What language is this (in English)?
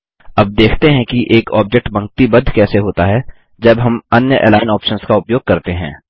Hindi